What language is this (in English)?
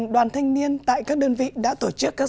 Vietnamese